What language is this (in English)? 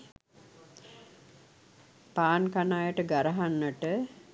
Sinhala